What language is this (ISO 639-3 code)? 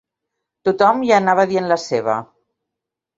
cat